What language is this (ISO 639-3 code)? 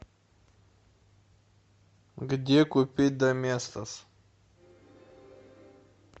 rus